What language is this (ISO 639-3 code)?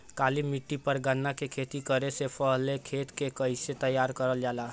bho